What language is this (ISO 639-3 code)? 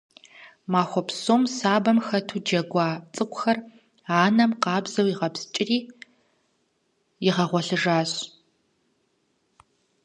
kbd